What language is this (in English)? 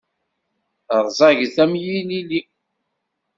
Kabyle